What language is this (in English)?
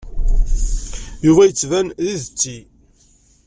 Kabyle